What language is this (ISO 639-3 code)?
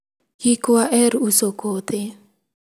luo